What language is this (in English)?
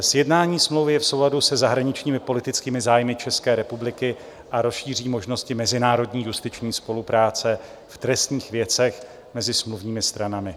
Czech